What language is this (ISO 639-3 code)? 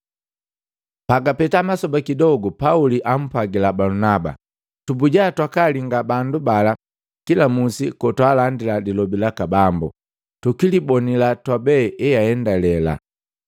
mgv